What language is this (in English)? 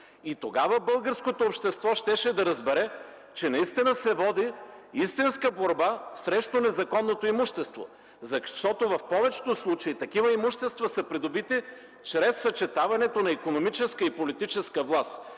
Bulgarian